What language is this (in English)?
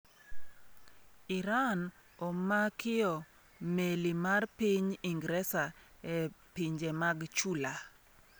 Luo (Kenya and Tanzania)